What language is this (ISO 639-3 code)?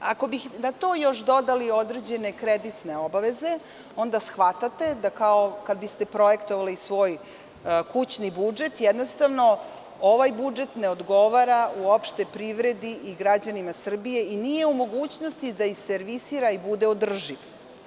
srp